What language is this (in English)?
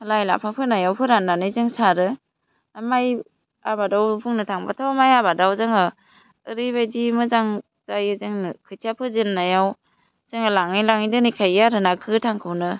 Bodo